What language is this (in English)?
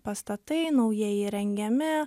Lithuanian